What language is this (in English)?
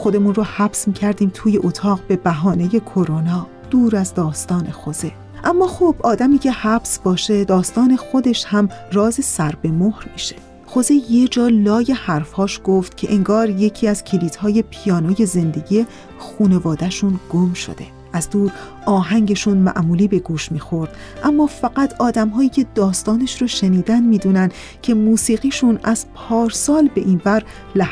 Persian